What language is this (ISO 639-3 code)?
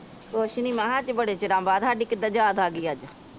pan